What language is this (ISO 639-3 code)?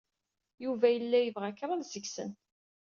kab